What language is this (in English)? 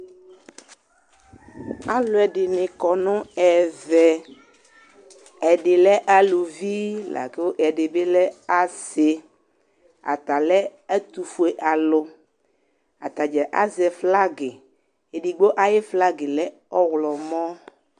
Ikposo